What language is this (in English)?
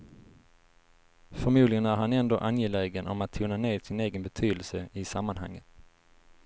Swedish